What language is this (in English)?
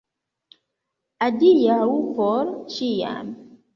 Esperanto